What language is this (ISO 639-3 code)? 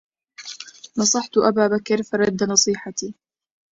ara